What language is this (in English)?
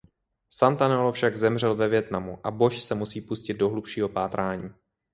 Czech